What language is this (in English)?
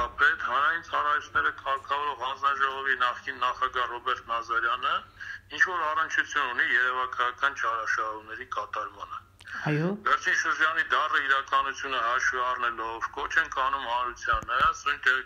Turkish